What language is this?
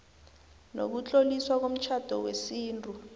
South Ndebele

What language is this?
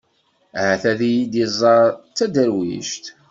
Kabyle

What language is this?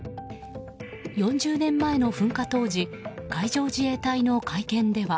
Japanese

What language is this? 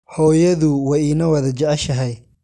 Somali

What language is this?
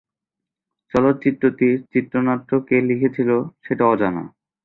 Bangla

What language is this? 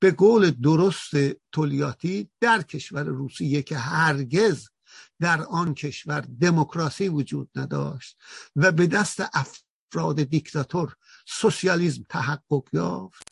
Persian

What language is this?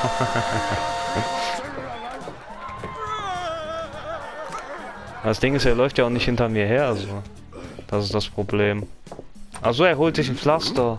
German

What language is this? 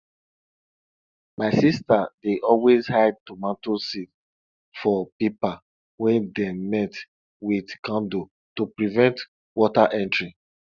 Nigerian Pidgin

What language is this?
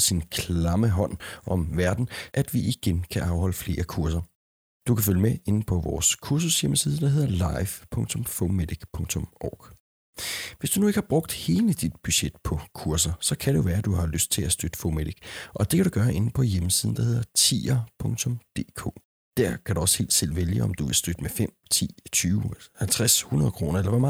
Danish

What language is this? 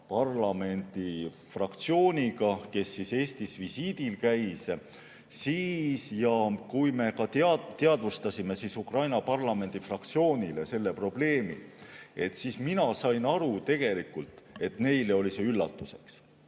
Estonian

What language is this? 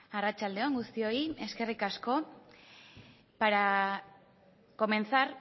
Basque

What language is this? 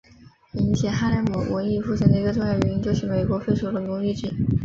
Chinese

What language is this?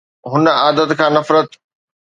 Sindhi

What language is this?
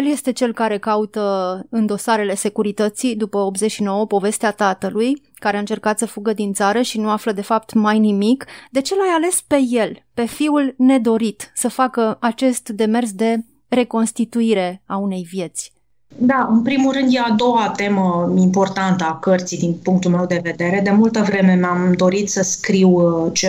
Romanian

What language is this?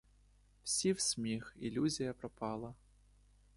Ukrainian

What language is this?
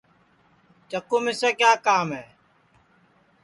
Sansi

